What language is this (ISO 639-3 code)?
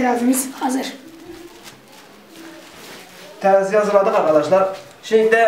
tur